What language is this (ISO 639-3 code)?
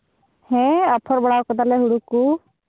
sat